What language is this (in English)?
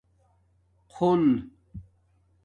Domaaki